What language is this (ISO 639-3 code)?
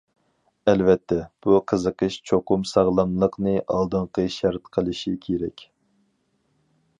uig